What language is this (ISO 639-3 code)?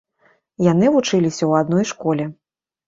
bel